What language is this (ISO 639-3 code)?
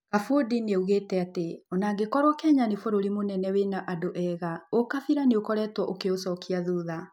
kik